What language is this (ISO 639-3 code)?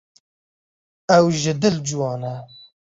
kur